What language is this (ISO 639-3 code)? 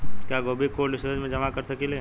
bho